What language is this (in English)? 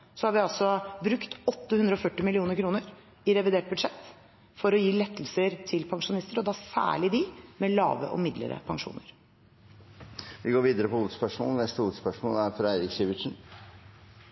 Norwegian Bokmål